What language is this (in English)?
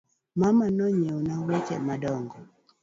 Luo (Kenya and Tanzania)